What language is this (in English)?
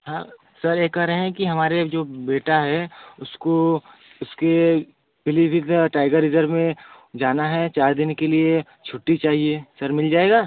Hindi